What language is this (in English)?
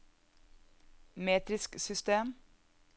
Norwegian